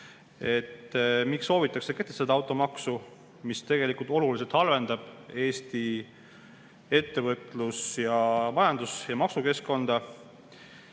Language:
Estonian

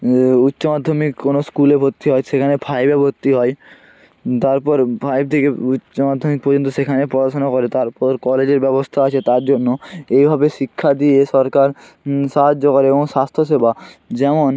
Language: Bangla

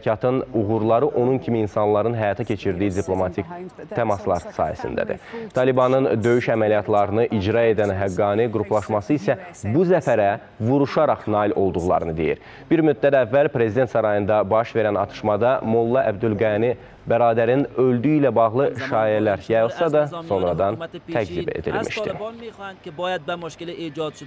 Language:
Turkish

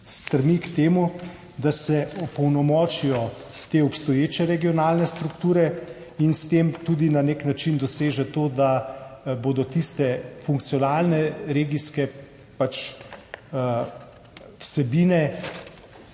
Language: Slovenian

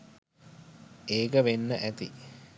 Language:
Sinhala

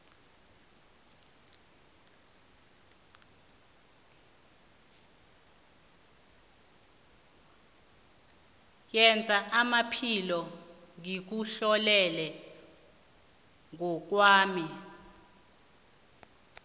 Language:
South Ndebele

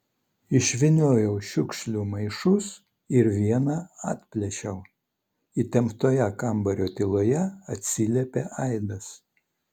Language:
Lithuanian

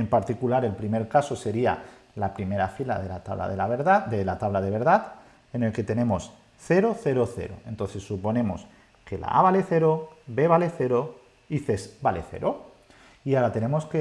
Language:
Spanish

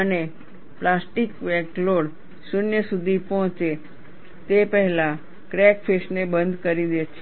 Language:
Gujarati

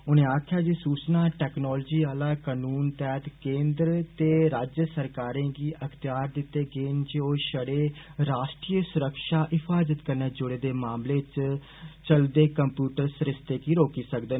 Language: Dogri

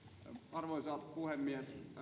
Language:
Finnish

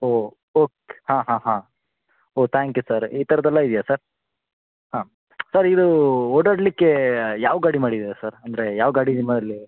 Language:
Kannada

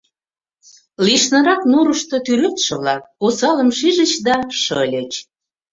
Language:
Mari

